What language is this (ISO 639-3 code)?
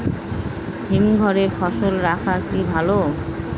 ben